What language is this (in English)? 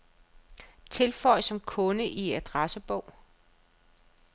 Danish